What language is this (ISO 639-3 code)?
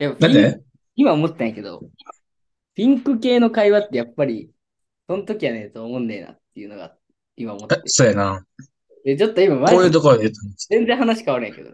jpn